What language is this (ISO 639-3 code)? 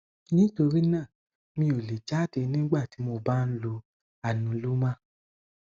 yor